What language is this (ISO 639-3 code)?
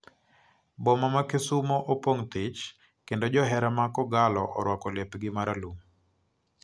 luo